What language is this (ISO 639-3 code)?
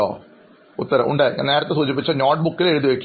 mal